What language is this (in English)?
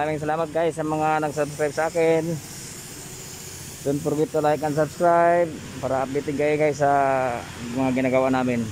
Indonesian